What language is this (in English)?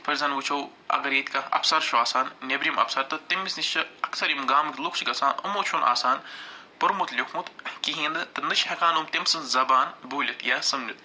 Kashmiri